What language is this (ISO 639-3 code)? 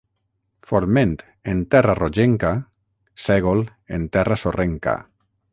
cat